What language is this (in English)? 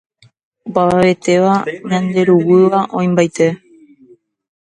Guarani